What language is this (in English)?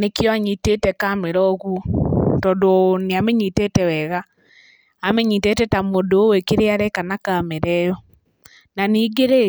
Kikuyu